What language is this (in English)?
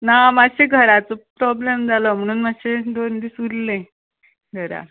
Konkani